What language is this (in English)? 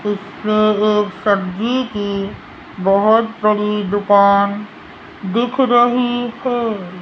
Hindi